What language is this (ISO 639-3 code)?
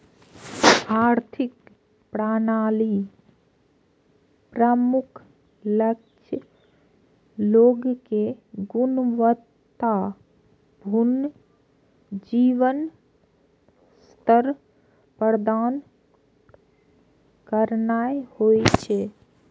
mai